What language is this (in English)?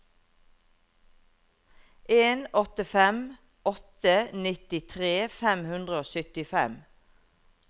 Norwegian